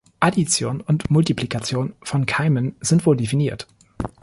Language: German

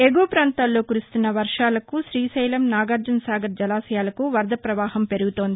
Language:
Telugu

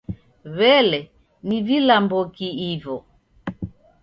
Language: Taita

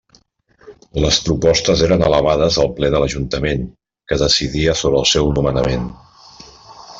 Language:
Catalan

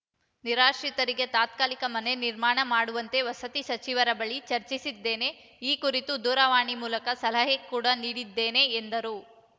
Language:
Kannada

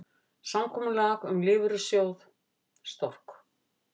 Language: Icelandic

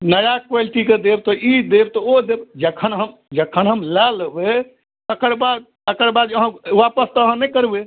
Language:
Maithili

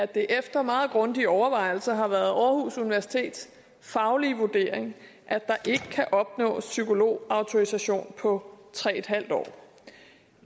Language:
Danish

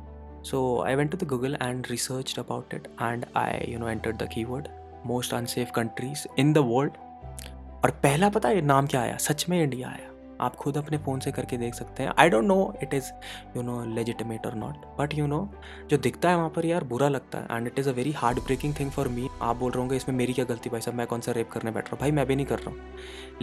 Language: Hindi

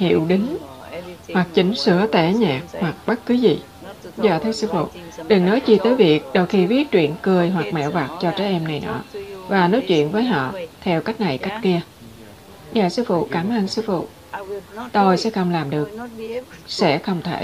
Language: Vietnamese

